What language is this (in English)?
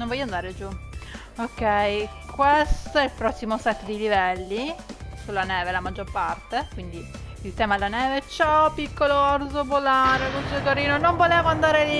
Italian